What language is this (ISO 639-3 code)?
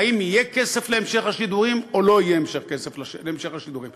heb